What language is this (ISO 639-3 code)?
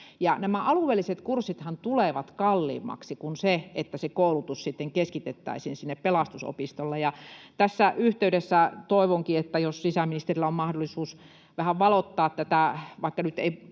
fin